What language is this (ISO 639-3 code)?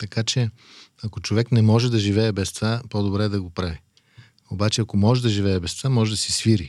bul